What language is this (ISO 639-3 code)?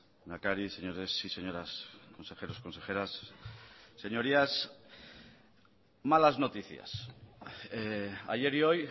spa